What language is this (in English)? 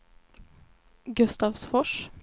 Swedish